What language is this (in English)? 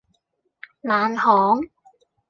Cantonese